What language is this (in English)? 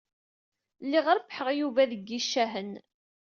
Kabyle